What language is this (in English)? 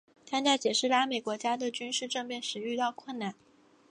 Chinese